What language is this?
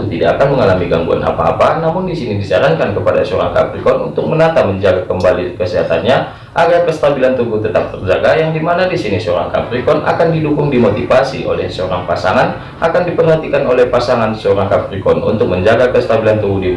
Indonesian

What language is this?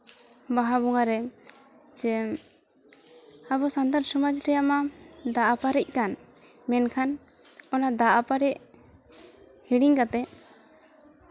Santali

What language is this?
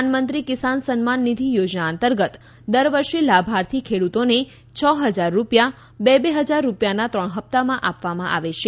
Gujarati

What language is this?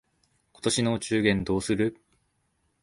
Japanese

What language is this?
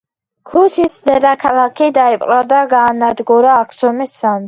Georgian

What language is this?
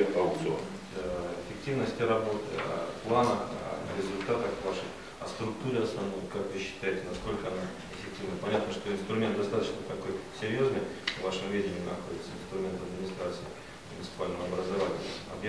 Russian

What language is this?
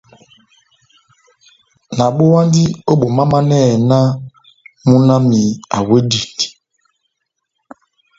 Batanga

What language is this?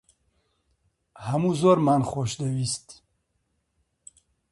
Central Kurdish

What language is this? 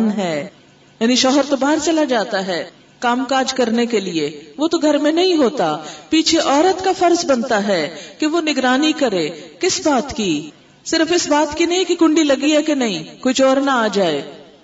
Urdu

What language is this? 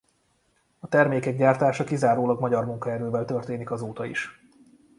Hungarian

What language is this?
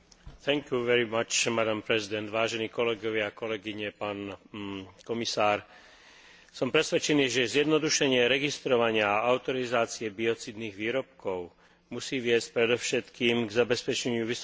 Slovak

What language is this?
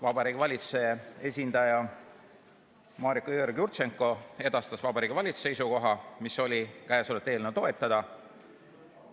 Estonian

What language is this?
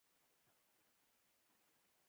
Pashto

